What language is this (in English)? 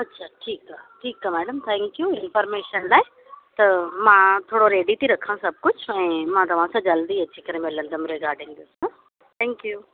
Sindhi